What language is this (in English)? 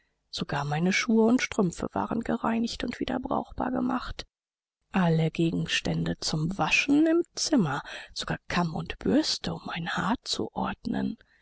German